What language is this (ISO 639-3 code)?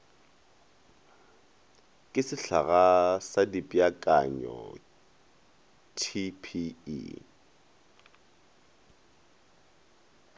nso